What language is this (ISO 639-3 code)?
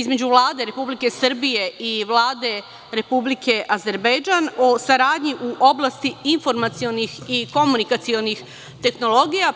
srp